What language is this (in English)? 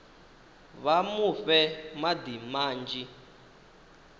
Venda